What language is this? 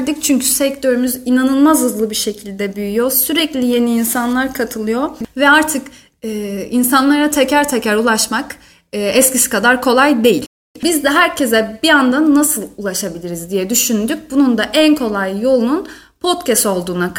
Turkish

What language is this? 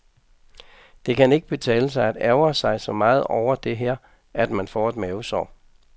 Danish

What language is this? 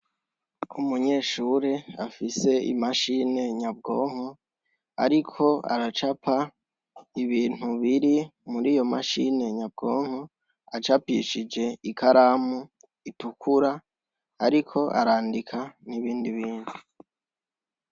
Rundi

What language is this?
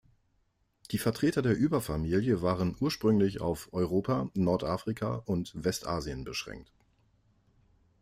German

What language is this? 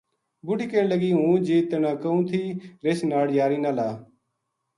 Gujari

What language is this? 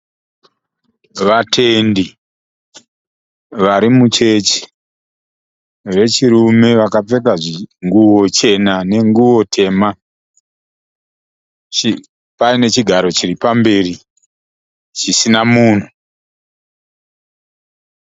Shona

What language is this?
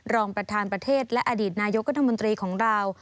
Thai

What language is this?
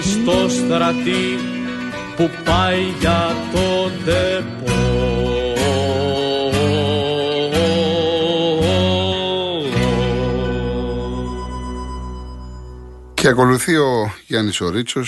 Greek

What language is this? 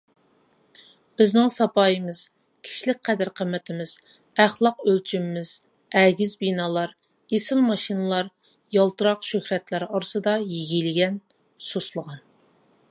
Uyghur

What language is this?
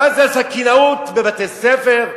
Hebrew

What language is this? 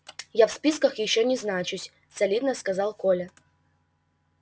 Russian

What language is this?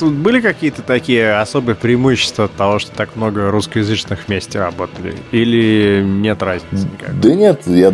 Russian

